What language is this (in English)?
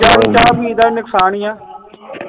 Punjabi